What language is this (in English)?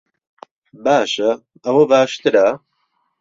Central Kurdish